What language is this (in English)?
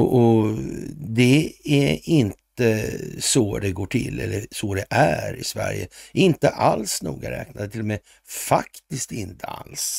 Swedish